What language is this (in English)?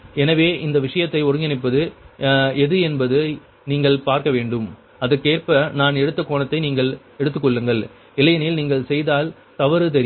Tamil